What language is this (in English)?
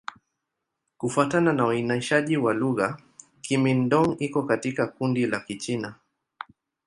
Swahili